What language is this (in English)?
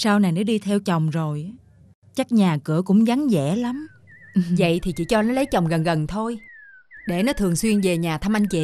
Vietnamese